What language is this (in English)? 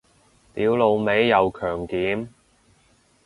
Cantonese